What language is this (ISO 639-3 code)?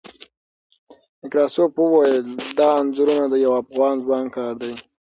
pus